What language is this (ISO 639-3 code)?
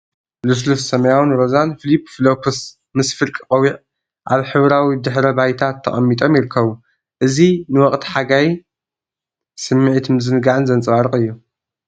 tir